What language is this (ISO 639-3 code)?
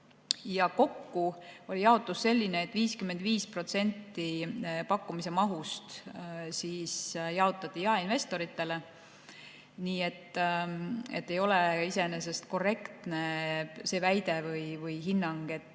est